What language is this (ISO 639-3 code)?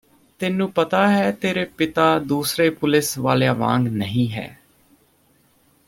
pan